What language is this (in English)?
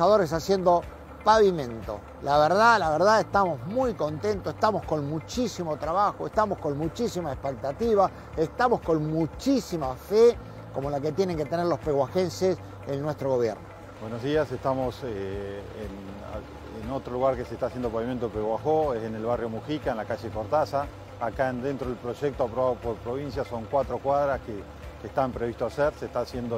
Spanish